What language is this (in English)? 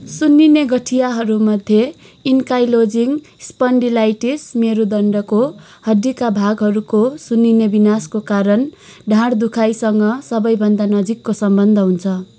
Nepali